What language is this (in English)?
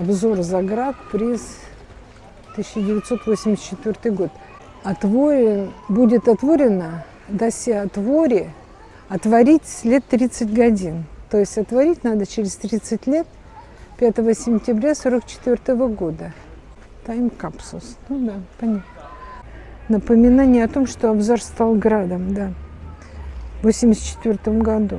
Russian